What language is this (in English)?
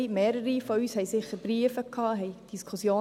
Swiss German